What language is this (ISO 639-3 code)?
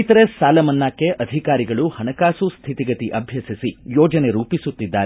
kan